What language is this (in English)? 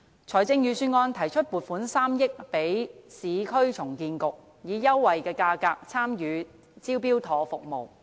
Cantonese